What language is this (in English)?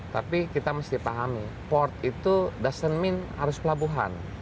Indonesian